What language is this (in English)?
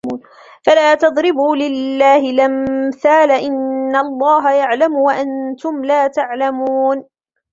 Arabic